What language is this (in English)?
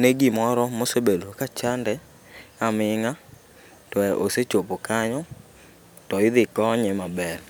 Luo (Kenya and Tanzania)